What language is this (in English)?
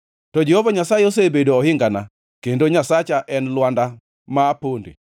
Luo (Kenya and Tanzania)